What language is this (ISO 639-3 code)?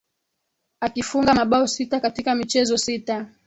swa